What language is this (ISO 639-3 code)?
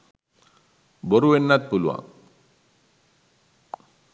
sin